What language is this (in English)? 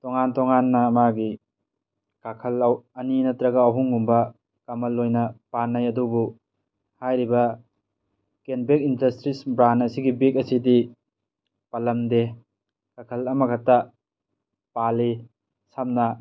Manipuri